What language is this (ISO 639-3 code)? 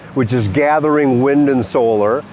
eng